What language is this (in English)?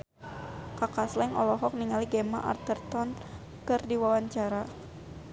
Sundanese